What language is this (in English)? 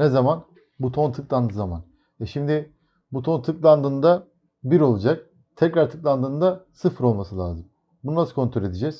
Turkish